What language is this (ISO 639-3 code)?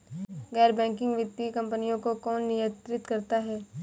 hin